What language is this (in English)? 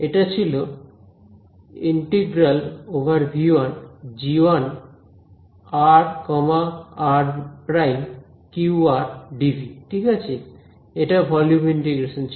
Bangla